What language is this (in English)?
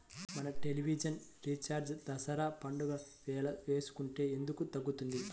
Telugu